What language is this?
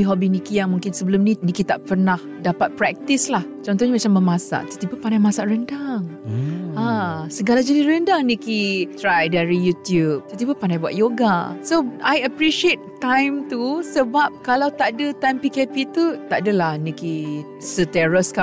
Malay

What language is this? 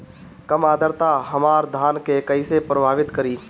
Bhojpuri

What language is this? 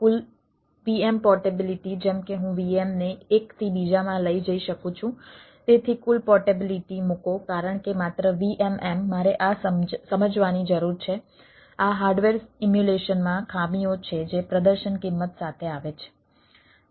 Gujarati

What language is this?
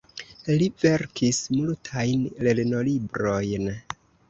Esperanto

